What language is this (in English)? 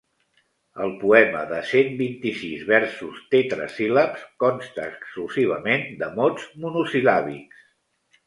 Catalan